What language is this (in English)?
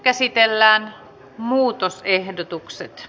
Finnish